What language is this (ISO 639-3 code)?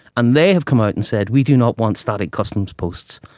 eng